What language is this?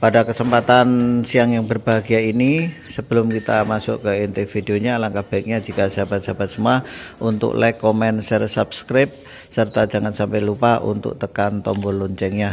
Indonesian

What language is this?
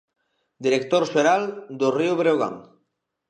Galician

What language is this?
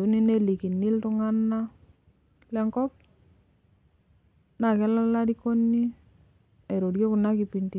Masai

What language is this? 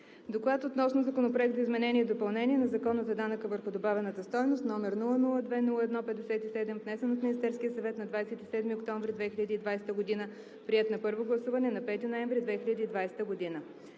Bulgarian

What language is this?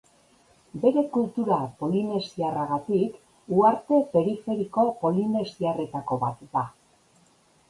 Basque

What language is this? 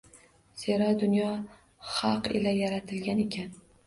Uzbek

